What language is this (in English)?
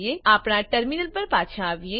Gujarati